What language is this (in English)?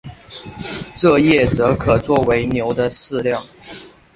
Chinese